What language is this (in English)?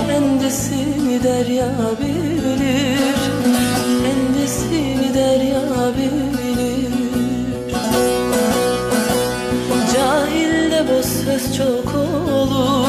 Turkish